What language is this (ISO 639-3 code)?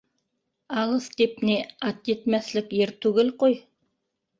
bak